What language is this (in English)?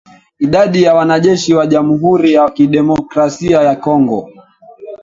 Swahili